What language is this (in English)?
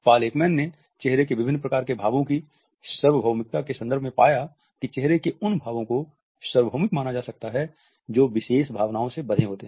Hindi